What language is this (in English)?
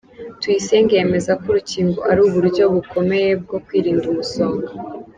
Kinyarwanda